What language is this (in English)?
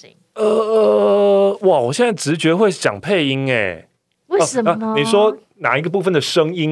Chinese